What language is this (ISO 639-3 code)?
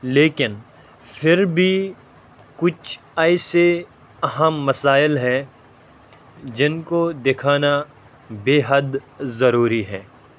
urd